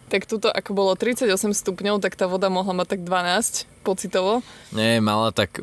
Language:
Slovak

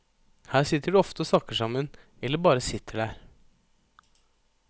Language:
Norwegian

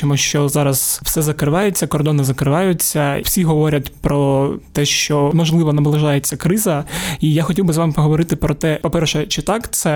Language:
Ukrainian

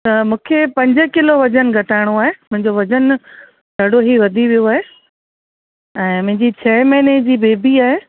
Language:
Sindhi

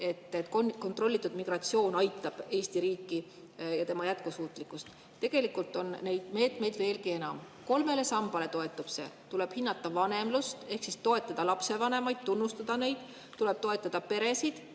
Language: Estonian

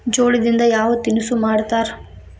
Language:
Kannada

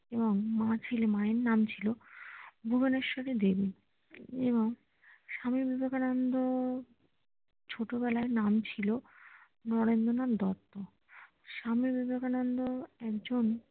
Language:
Bangla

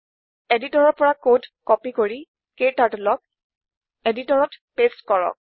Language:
Assamese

